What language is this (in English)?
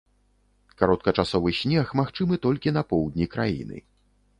Belarusian